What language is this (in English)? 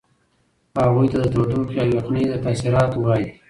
Pashto